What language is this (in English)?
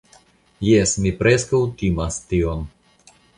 Esperanto